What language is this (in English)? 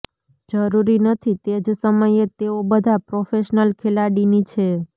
Gujarati